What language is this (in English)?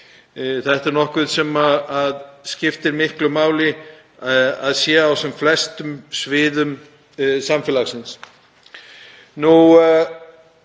Icelandic